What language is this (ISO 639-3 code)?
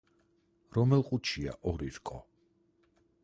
kat